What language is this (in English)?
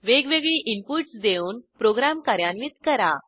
Marathi